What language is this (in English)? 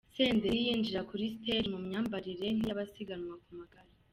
Kinyarwanda